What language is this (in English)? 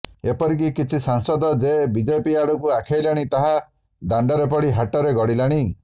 Odia